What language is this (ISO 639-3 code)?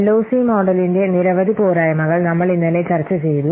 mal